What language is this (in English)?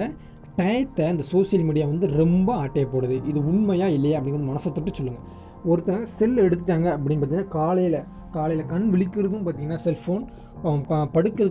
Tamil